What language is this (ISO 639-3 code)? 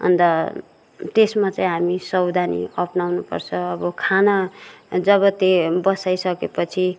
nep